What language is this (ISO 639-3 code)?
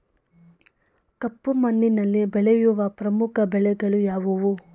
kan